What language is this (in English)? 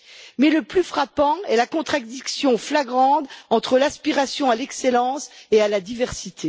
French